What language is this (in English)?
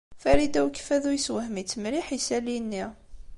Kabyle